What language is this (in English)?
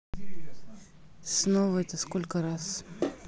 Russian